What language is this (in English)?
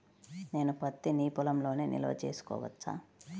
Telugu